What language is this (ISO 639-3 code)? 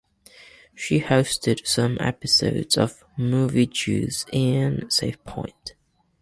eng